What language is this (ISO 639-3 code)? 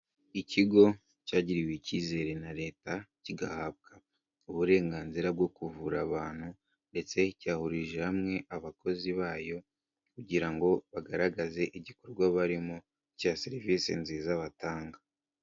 kin